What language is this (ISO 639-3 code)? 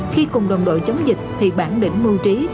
vie